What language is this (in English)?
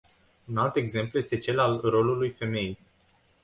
Romanian